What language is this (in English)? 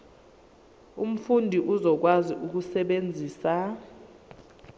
Zulu